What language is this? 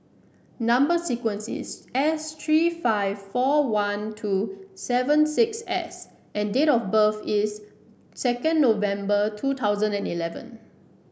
English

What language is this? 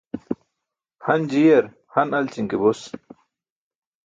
Burushaski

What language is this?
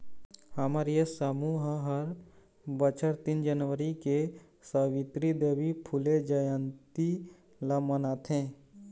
Chhattisgarhi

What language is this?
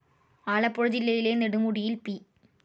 Malayalam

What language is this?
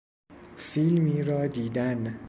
Persian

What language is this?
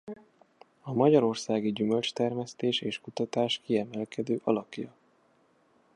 Hungarian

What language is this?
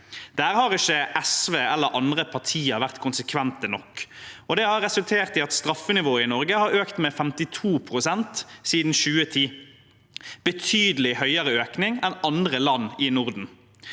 Norwegian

